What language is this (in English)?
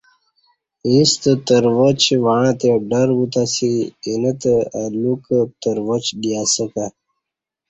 Kati